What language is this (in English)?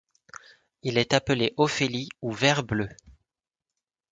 French